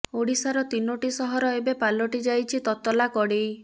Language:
Odia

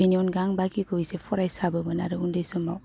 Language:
Bodo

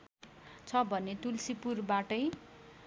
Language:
Nepali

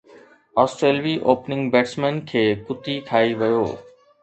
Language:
Sindhi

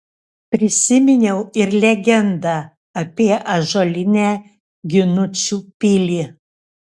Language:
Lithuanian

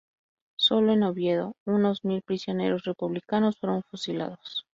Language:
Spanish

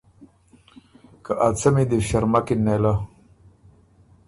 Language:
Ormuri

